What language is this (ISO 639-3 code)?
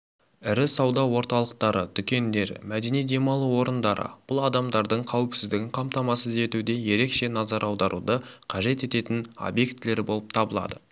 kaz